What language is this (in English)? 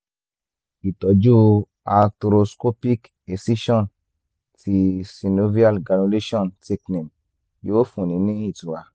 Yoruba